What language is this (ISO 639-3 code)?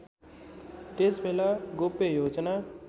nep